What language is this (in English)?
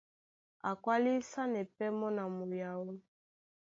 Duala